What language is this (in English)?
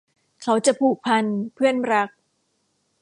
Thai